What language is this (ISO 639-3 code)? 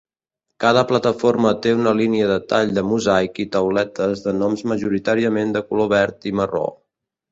cat